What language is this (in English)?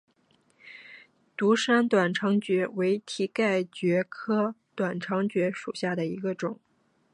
Chinese